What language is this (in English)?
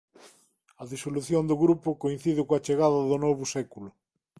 Galician